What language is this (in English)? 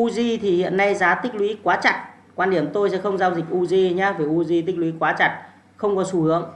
Vietnamese